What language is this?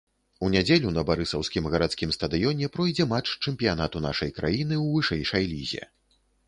Belarusian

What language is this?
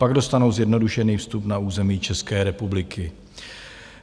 Czech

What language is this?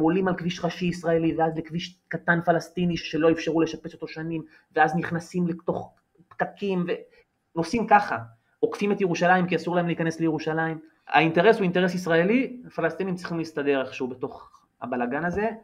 Hebrew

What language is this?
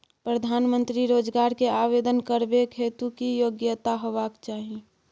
Maithili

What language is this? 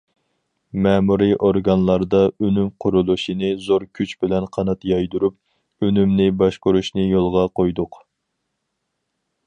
Uyghur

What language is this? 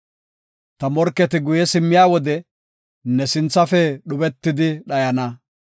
Gofa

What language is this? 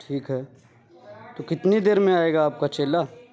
Urdu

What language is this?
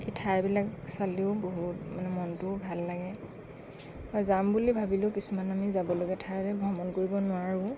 Assamese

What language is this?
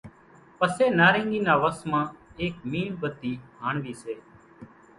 Kachi Koli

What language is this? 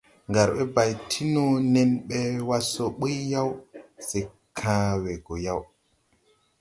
Tupuri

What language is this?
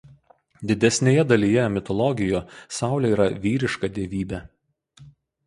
Lithuanian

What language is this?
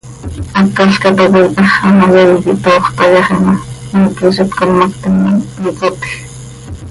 Seri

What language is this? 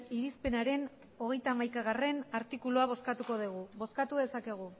Basque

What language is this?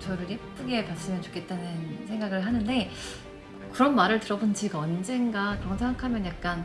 Korean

